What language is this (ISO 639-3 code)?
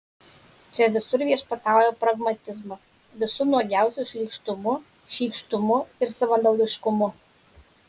lit